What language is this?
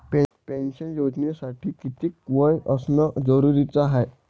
Marathi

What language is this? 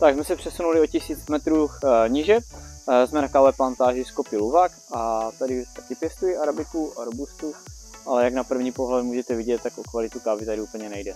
Czech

